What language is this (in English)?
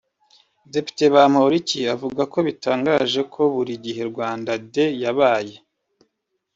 Kinyarwanda